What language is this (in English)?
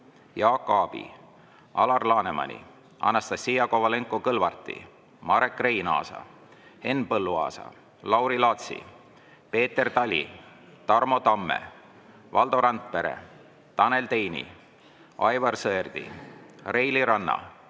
Estonian